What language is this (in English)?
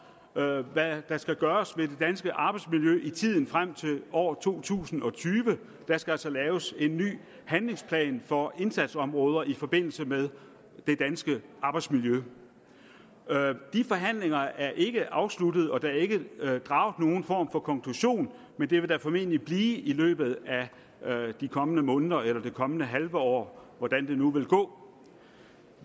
Danish